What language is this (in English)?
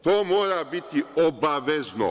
Serbian